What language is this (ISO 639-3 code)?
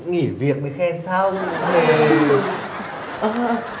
vie